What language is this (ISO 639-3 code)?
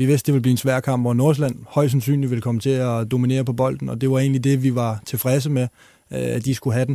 dan